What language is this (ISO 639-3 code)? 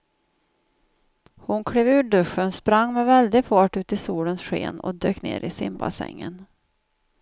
swe